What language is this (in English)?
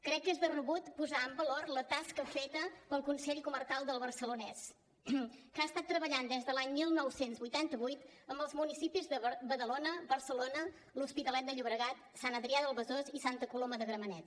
Catalan